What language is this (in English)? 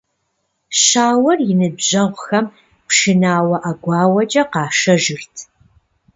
Kabardian